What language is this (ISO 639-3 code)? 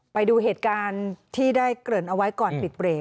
tha